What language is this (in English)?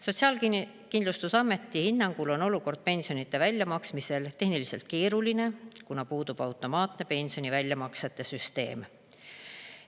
Estonian